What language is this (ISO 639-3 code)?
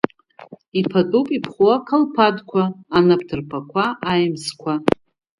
abk